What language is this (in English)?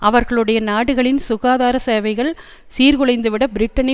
Tamil